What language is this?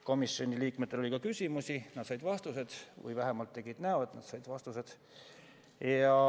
Estonian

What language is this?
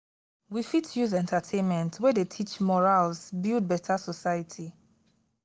Nigerian Pidgin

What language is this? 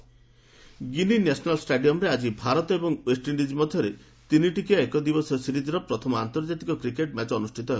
Odia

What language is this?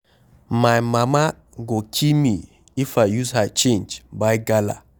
Nigerian Pidgin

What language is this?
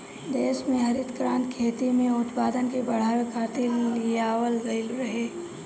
Bhojpuri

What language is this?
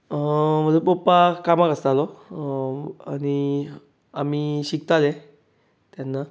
Konkani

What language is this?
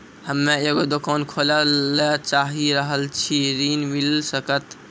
Maithili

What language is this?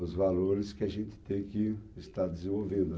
Portuguese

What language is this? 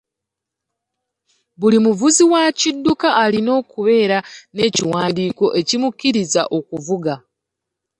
Ganda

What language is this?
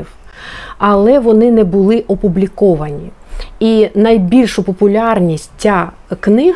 Ukrainian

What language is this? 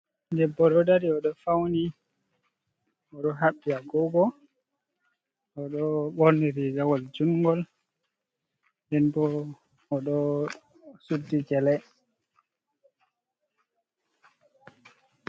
Fula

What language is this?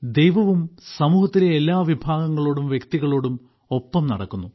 Malayalam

